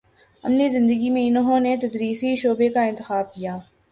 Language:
Urdu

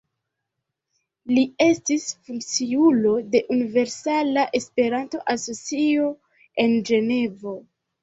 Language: Esperanto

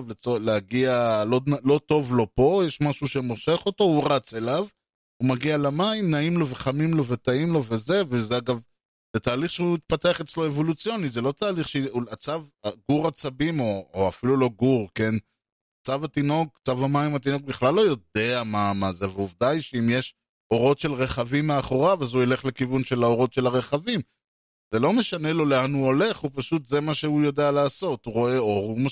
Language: Hebrew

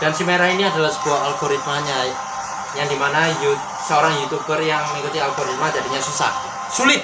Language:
Indonesian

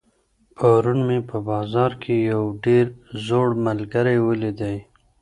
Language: Pashto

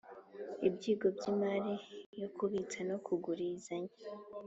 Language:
Kinyarwanda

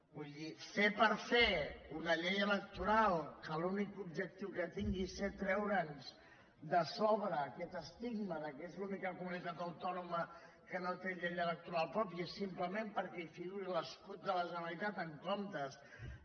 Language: Catalan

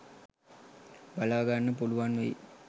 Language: Sinhala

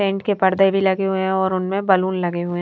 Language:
Hindi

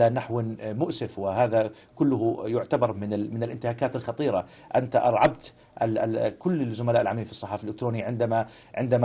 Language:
Arabic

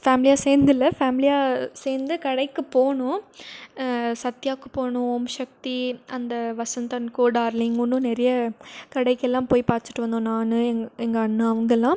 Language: Tamil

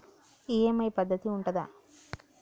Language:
Telugu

